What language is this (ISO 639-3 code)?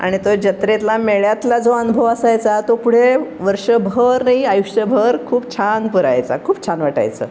mar